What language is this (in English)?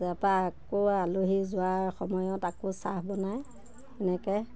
Assamese